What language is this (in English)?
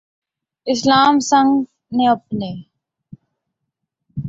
Urdu